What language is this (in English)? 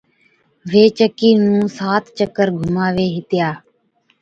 Od